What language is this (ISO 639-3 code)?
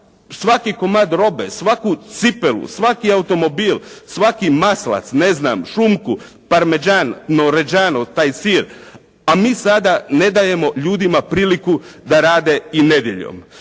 hrv